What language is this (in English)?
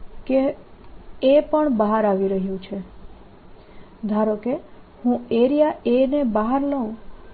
Gujarati